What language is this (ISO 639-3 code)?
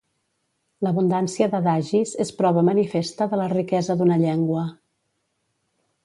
cat